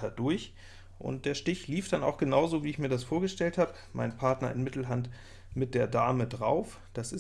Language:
German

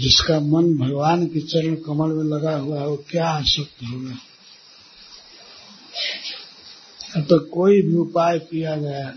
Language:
Hindi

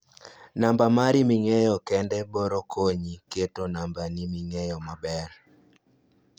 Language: Luo (Kenya and Tanzania)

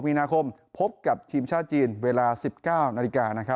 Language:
Thai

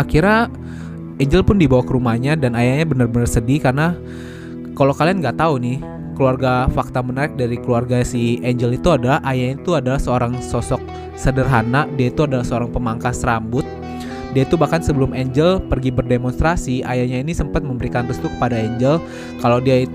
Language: Indonesian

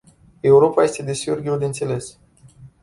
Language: Romanian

